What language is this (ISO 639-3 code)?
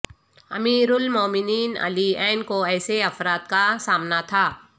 urd